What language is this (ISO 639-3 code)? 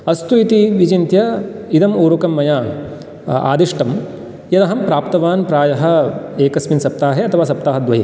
san